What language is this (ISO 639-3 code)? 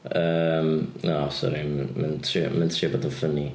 cym